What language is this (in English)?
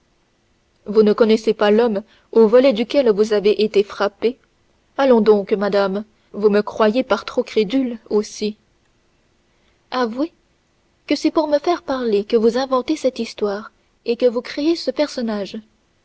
French